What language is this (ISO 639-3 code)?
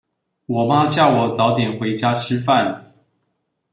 zho